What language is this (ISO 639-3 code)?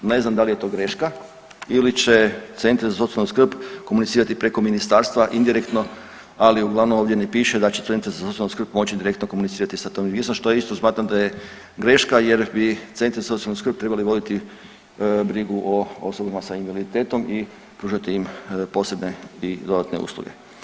hrv